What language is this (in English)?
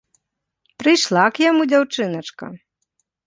Belarusian